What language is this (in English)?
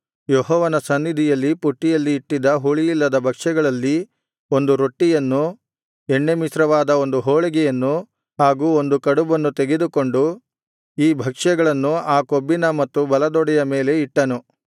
Kannada